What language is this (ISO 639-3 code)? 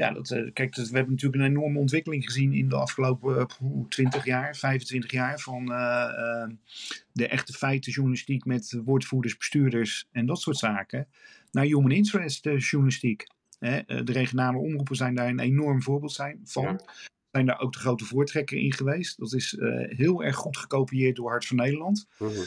nld